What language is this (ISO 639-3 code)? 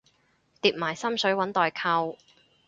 yue